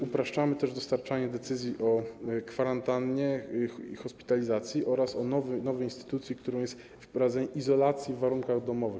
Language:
Polish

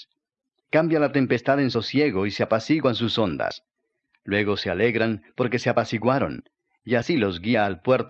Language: Spanish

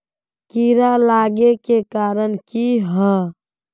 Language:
Magahi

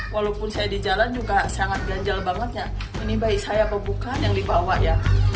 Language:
Indonesian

